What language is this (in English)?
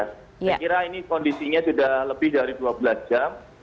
Indonesian